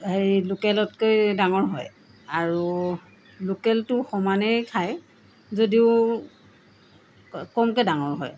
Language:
Assamese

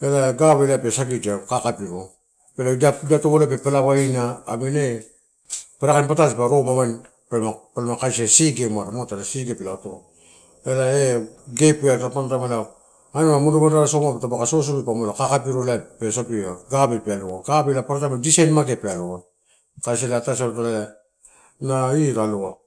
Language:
Torau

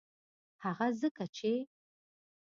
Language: Pashto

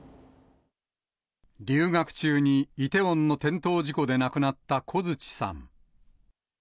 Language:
Japanese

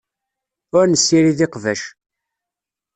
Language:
Kabyle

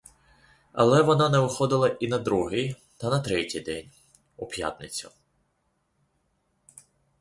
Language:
Ukrainian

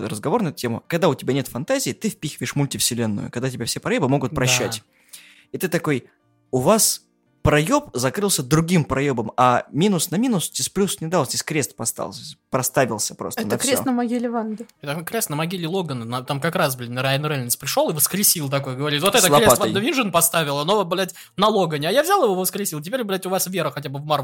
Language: Russian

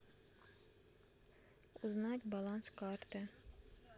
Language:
Russian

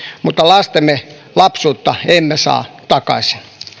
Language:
Finnish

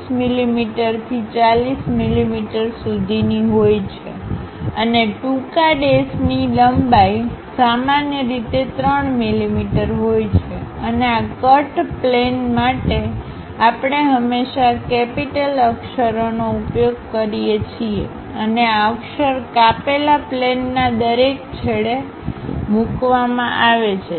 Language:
Gujarati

